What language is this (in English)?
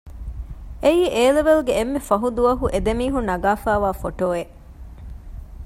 Divehi